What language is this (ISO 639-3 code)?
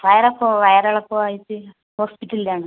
mal